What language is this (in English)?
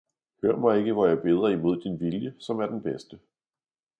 Danish